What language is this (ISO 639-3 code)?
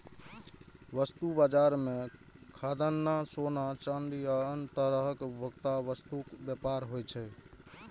mai